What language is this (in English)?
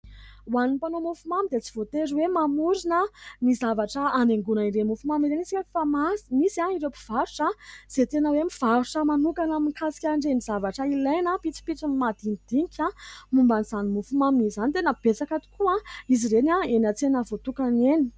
Malagasy